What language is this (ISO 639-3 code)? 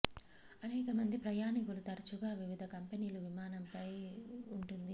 tel